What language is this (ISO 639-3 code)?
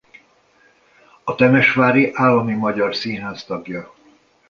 hun